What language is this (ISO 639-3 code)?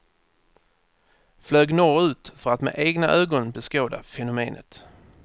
swe